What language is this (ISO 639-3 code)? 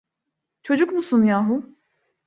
tur